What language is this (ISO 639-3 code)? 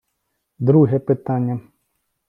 ukr